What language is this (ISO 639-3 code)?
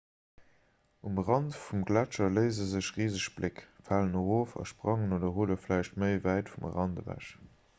ltz